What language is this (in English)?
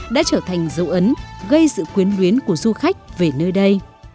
Vietnamese